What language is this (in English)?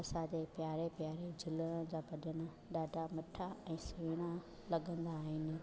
Sindhi